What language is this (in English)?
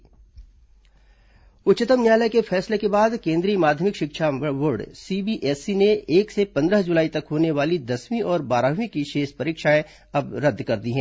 Hindi